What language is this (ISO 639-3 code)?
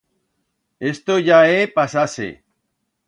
arg